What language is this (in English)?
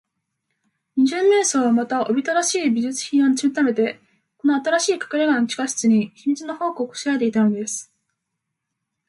Japanese